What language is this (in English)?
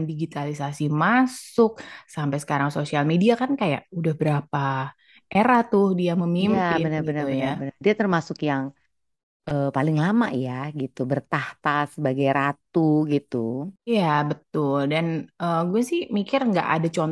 Indonesian